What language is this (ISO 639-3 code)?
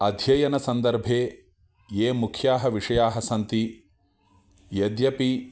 san